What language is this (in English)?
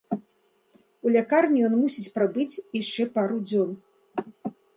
Belarusian